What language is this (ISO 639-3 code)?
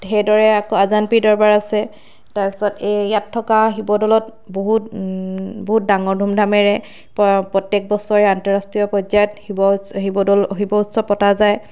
asm